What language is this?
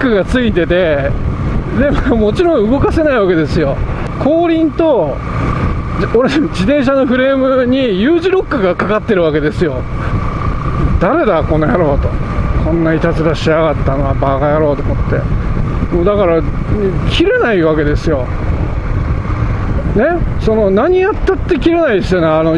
Japanese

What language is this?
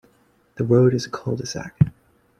English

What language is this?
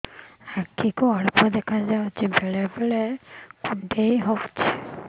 Odia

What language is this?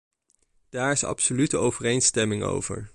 Dutch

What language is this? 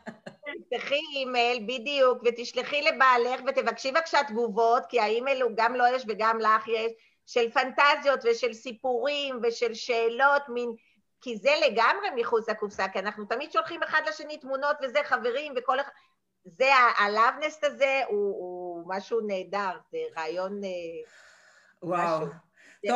Hebrew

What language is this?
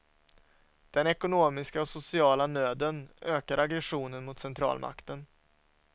Swedish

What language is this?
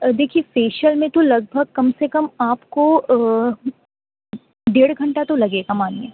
Urdu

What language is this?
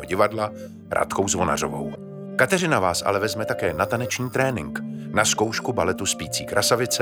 Czech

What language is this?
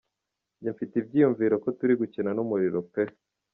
Kinyarwanda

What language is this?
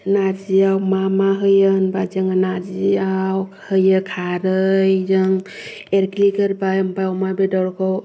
Bodo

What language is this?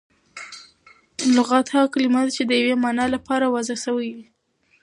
Pashto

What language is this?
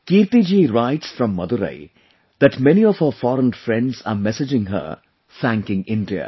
English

